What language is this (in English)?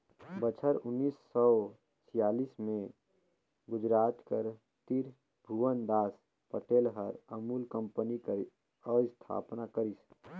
Chhattisgarhi